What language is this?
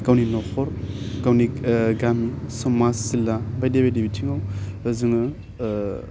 Bodo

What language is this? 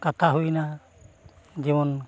Santali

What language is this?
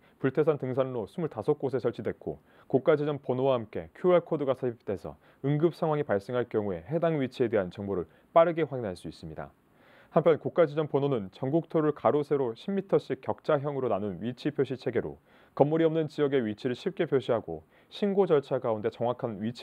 Korean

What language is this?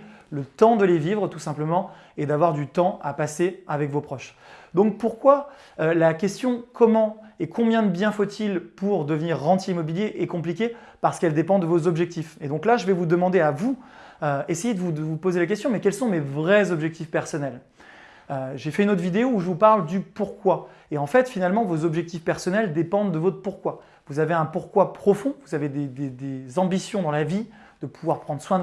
French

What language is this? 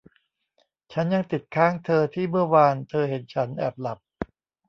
Thai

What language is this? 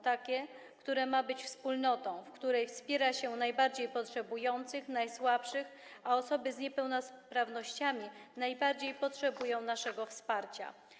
Polish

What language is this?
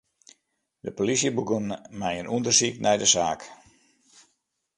Western Frisian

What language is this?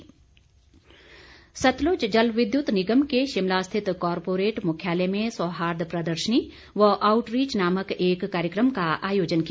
Hindi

